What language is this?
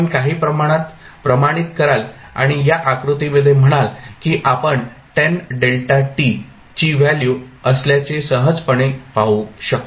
Marathi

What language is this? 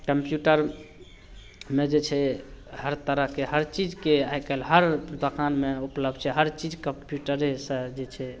Maithili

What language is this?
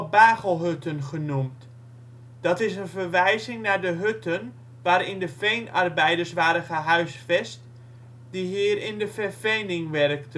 Dutch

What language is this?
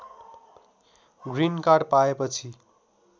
Nepali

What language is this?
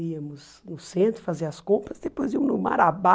Portuguese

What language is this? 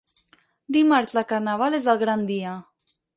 Catalan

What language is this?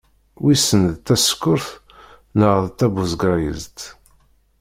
Kabyle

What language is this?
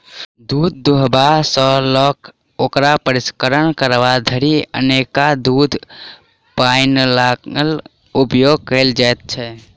Maithili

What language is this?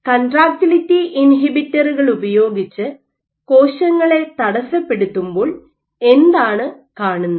Malayalam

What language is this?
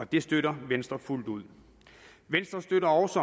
Danish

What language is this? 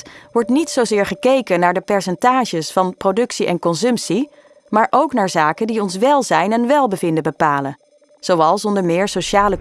Dutch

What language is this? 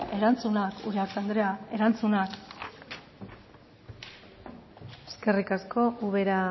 Basque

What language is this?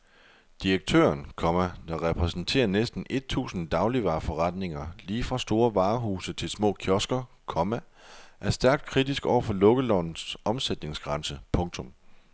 Danish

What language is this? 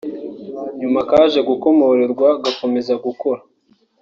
Kinyarwanda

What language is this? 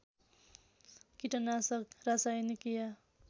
Nepali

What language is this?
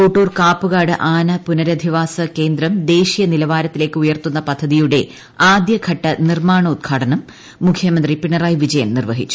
Malayalam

